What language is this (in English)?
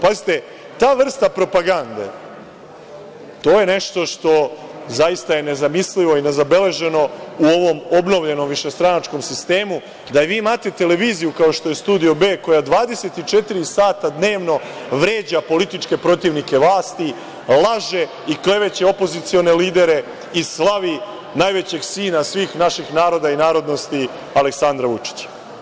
Serbian